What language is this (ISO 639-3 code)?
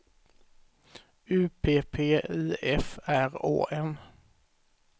swe